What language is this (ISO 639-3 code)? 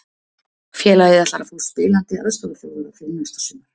isl